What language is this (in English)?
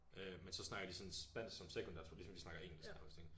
Danish